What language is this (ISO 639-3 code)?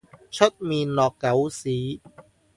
yue